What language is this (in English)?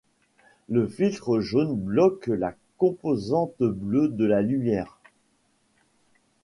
French